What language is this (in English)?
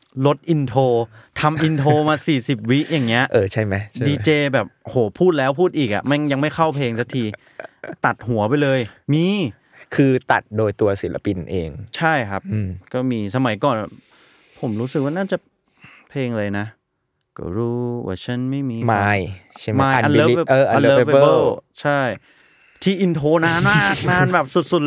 Thai